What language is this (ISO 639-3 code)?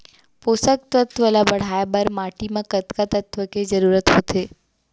hne